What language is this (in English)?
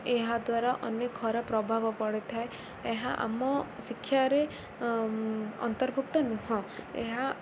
Odia